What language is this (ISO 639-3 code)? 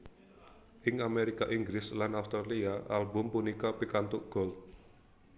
jav